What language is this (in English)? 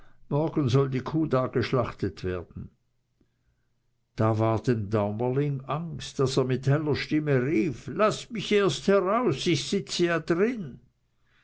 German